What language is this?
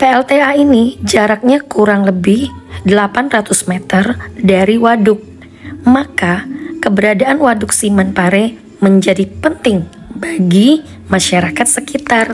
Indonesian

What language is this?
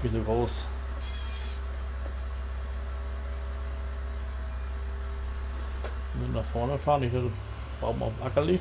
German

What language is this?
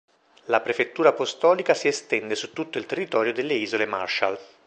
Italian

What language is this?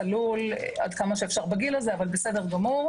Hebrew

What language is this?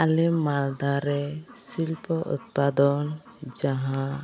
Santali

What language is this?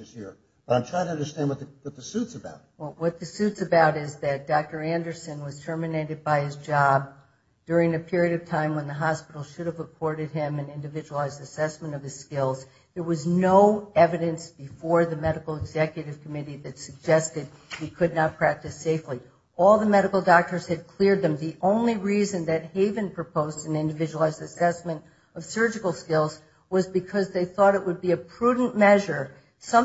English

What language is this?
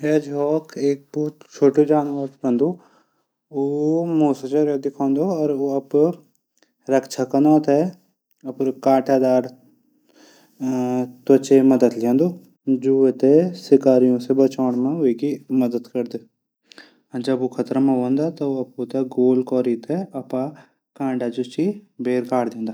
Garhwali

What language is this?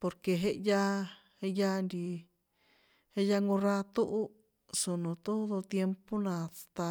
San Juan Atzingo Popoloca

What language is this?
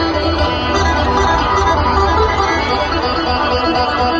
Thai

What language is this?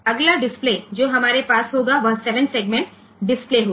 Hindi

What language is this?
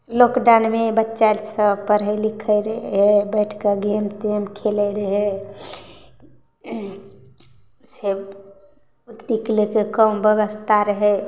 Maithili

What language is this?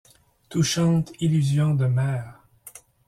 French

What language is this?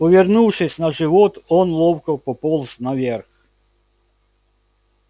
Russian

